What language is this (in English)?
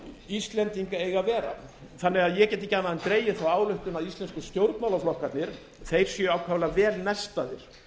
Icelandic